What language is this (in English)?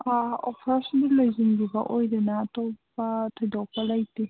Manipuri